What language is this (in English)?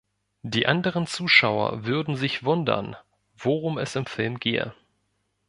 German